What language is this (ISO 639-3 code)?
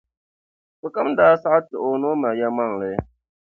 dag